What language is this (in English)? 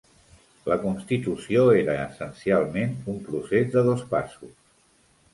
Catalan